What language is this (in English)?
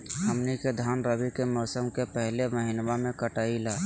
Magahi